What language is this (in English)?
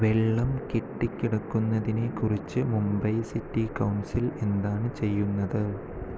Malayalam